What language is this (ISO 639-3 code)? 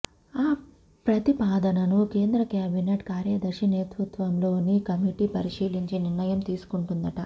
tel